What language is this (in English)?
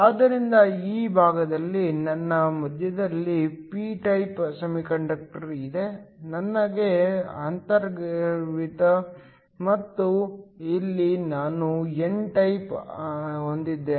Kannada